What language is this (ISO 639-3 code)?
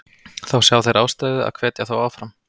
isl